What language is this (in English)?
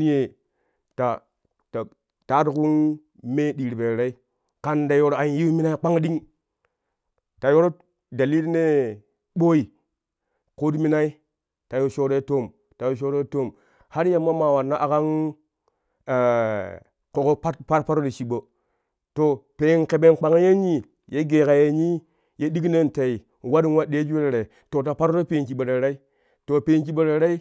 Kushi